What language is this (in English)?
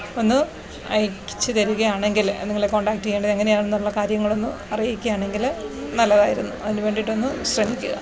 Malayalam